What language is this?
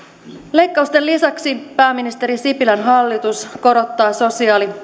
Finnish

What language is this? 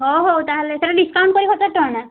Odia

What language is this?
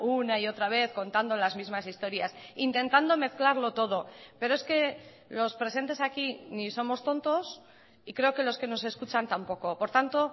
Spanish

